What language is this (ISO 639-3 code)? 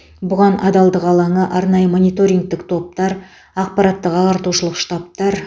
kaz